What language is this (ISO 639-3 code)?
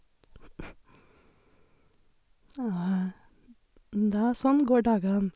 nor